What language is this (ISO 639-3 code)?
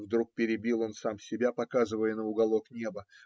rus